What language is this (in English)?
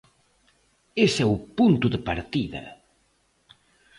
Galician